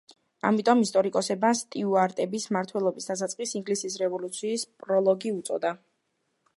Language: Georgian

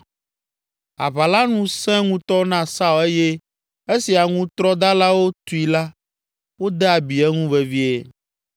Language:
Ewe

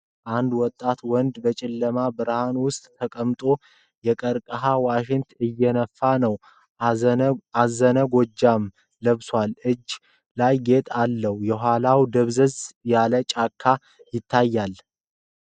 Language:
Amharic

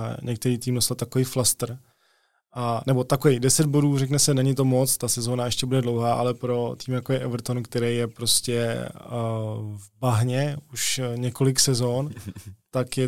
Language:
Czech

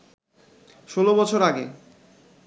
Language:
Bangla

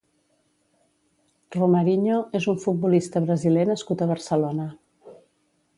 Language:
Catalan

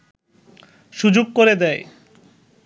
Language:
Bangla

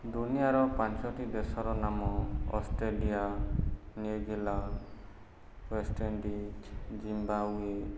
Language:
Odia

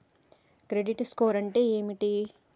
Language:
Telugu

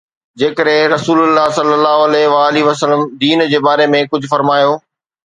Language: Sindhi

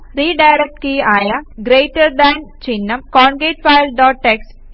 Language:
Malayalam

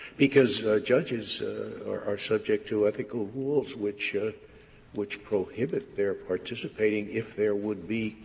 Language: English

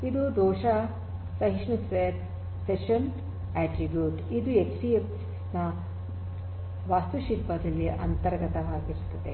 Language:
Kannada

